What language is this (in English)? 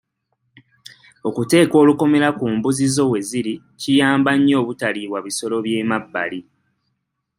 Ganda